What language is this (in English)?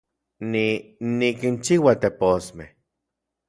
Central Puebla Nahuatl